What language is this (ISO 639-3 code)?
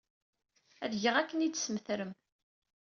kab